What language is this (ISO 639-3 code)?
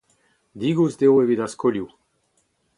bre